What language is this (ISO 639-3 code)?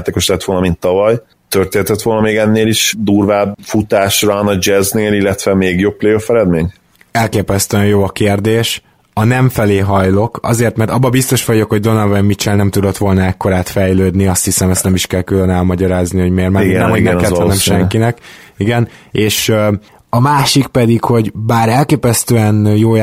hun